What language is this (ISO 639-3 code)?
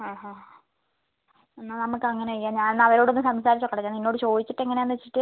mal